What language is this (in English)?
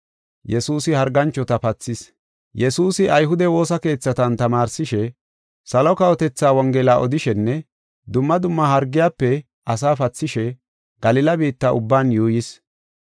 Gofa